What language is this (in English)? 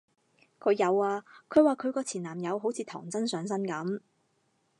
Cantonese